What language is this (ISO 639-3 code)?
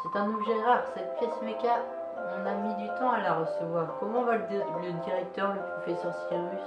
fra